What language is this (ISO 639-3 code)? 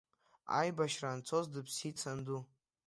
abk